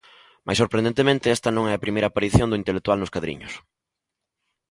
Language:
Galician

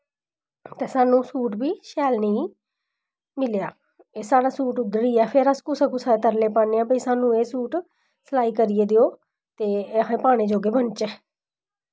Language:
Dogri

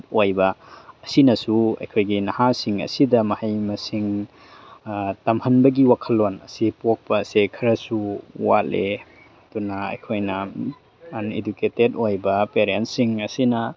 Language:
Manipuri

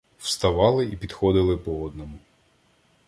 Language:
Ukrainian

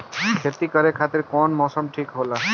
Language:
Bhojpuri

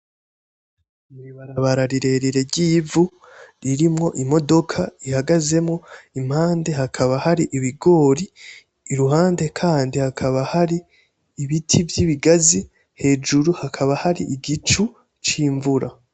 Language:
Rundi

